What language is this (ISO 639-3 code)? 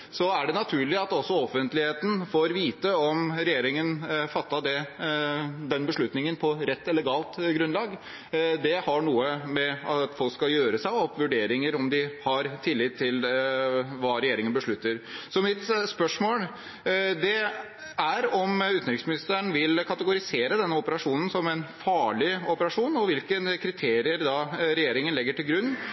nob